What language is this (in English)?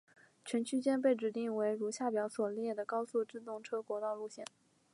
Chinese